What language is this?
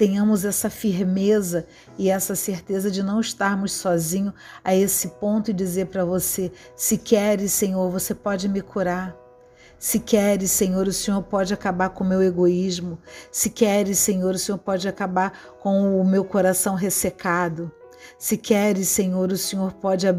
Portuguese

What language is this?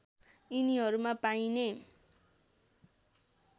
Nepali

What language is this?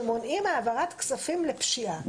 Hebrew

